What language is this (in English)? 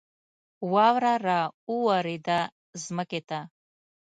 Pashto